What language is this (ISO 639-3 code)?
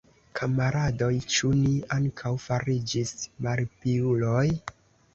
epo